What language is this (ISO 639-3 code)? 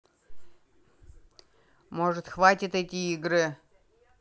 rus